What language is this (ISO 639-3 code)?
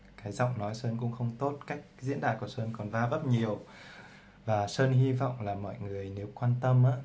vie